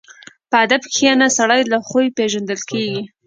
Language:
Pashto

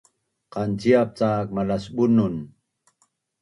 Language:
Bunun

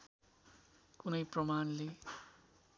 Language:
Nepali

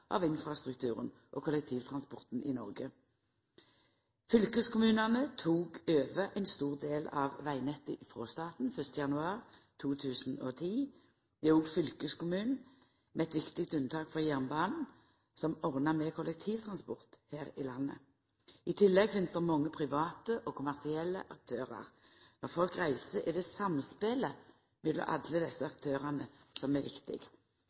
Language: Norwegian Nynorsk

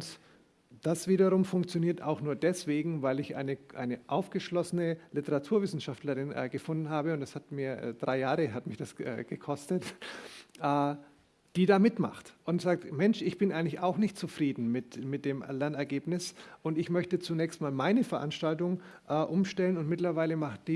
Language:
German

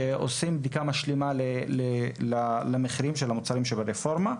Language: Hebrew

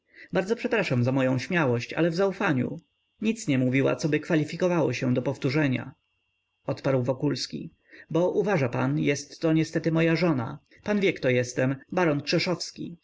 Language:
Polish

